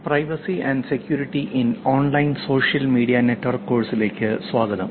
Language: Malayalam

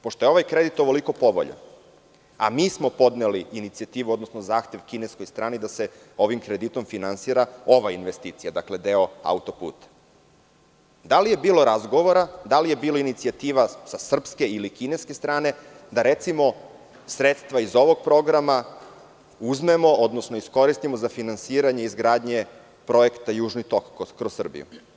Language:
Serbian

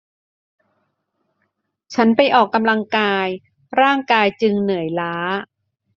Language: Thai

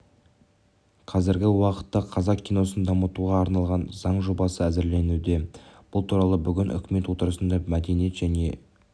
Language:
Kazakh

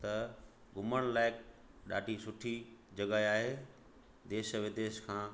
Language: Sindhi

